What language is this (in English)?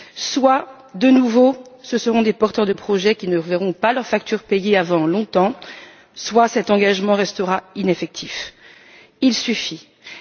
French